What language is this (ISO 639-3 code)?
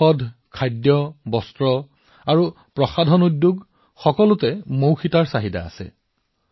asm